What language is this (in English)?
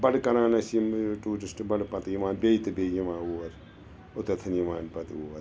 Kashmiri